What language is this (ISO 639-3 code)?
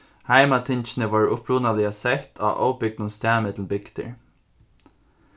fao